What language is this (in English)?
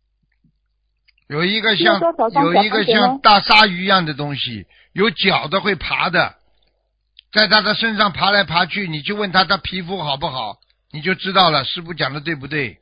Chinese